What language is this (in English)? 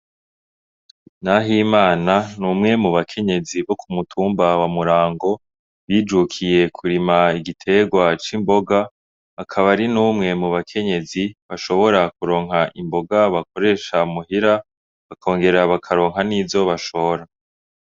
Rundi